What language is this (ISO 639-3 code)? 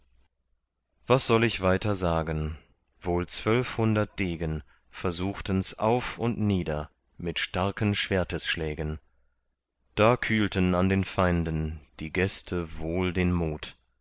deu